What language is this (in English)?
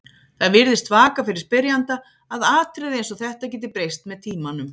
Icelandic